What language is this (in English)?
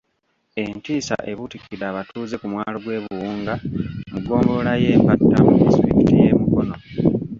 Ganda